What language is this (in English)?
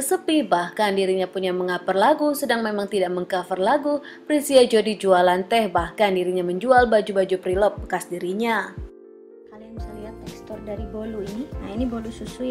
Indonesian